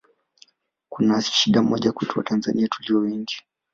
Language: Swahili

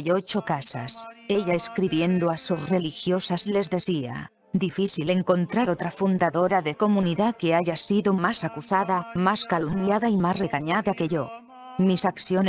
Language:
Spanish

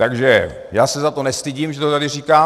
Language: Czech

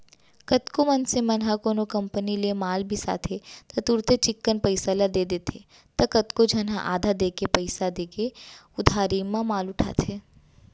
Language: Chhattisgarhi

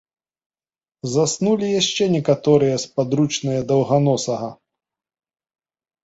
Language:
Belarusian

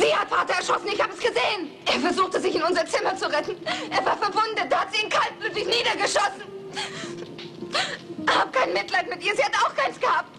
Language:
German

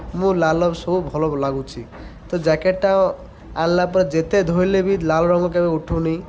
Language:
Odia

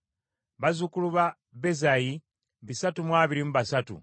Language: Ganda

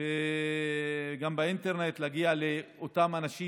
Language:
Hebrew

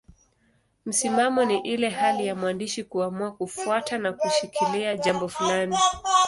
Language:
Swahili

